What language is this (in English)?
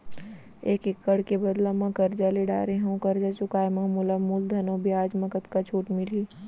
Chhattisgarhi